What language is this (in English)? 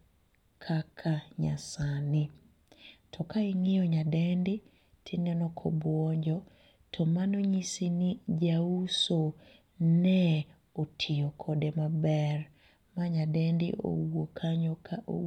Luo (Kenya and Tanzania)